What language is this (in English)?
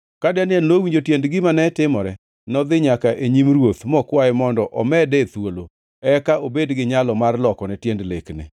Luo (Kenya and Tanzania)